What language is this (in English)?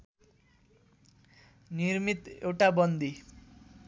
Nepali